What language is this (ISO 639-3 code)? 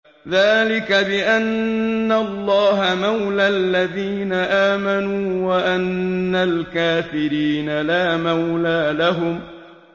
ara